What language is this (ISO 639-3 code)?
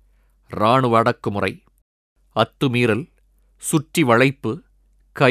tam